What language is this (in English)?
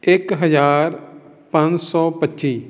Punjabi